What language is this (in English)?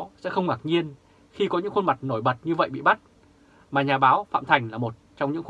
Vietnamese